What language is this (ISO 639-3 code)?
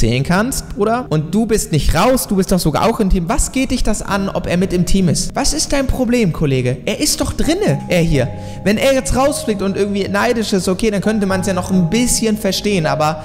deu